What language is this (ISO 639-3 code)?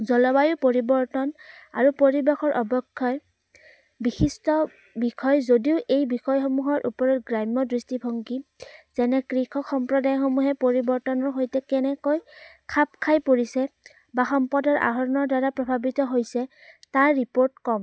asm